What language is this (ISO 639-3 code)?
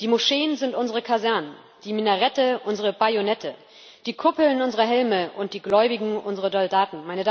deu